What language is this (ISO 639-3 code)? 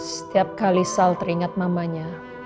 ind